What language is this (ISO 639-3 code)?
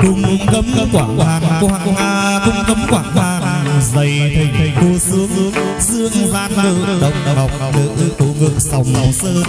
vie